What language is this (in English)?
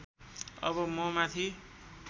Nepali